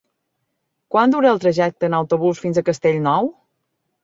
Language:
Catalan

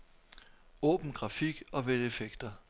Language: Danish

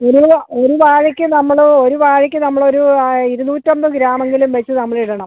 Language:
Malayalam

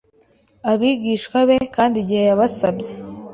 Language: Kinyarwanda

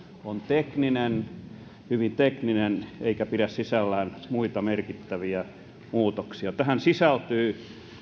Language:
Finnish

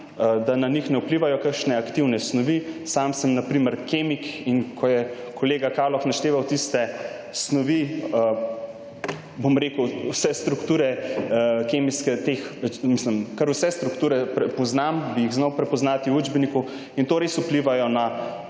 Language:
Slovenian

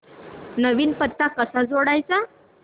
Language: Marathi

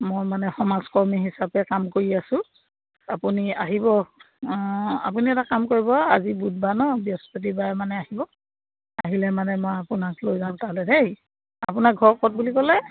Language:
Assamese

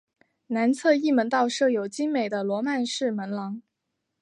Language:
Chinese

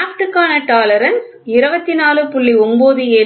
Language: Tamil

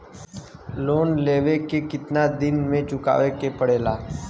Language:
Bhojpuri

